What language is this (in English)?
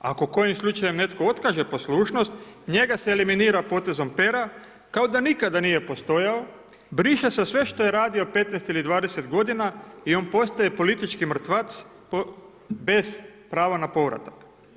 Croatian